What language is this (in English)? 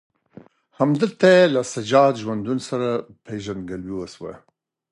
Pashto